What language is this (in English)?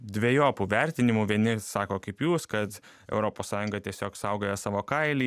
Lithuanian